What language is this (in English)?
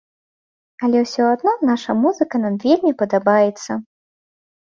Belarusian